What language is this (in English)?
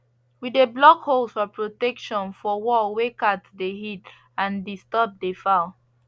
Nigerian Pidgin